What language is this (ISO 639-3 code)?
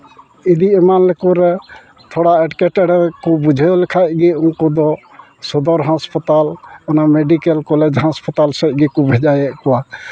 sat